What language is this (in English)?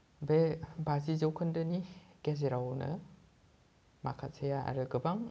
Bodo